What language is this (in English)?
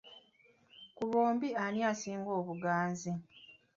Ganda